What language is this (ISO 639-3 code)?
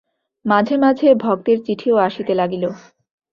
ben